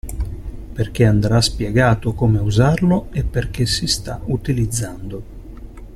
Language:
Italian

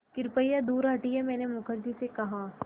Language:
Hindi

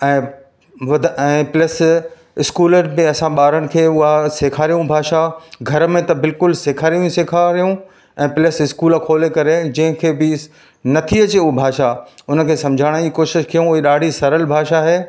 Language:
Sindhi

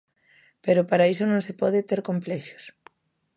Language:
Galician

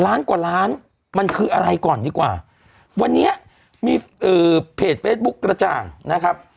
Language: Thai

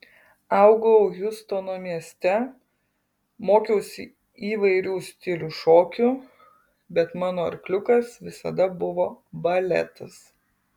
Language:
Lithuanian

